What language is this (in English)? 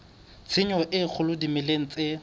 Southern Sotho